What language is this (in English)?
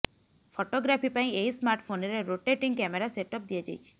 Odia